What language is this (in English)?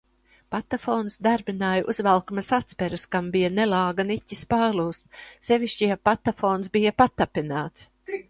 Latvian